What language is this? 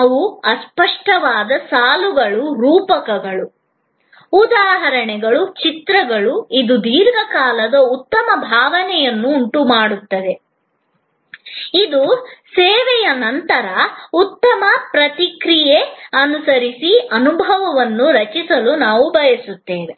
Kannada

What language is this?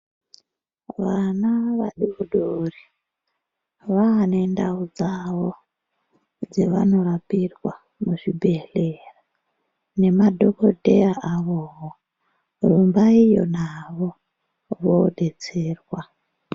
Ndau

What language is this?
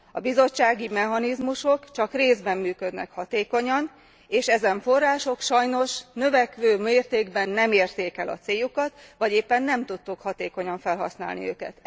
Hungarian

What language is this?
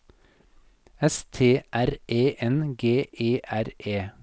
Norwegian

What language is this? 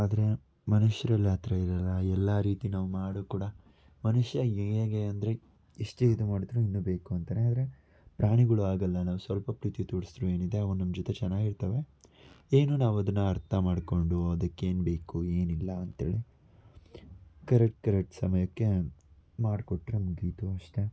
Kannada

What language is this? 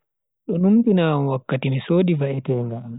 Bagirmi Fulfulde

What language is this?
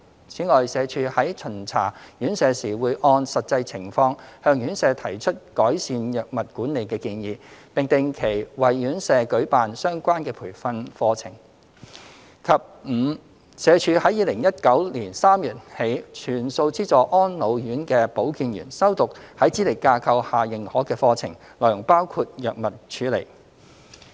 Cantonese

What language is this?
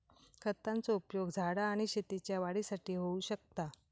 Marathi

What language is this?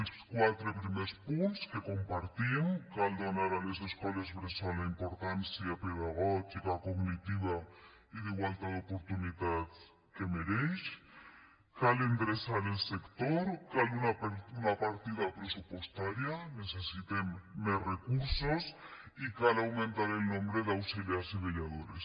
Catalan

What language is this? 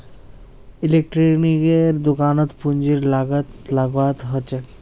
Magahi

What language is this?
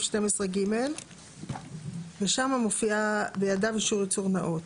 Hebrew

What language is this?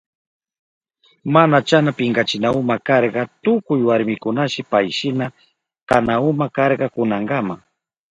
Southern Pastaza Quechua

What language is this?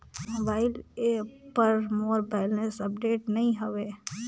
Chhattisgarhi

